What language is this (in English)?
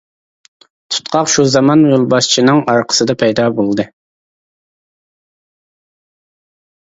Uyghur